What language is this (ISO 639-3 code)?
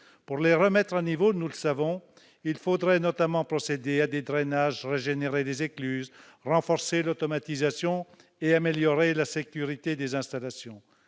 fra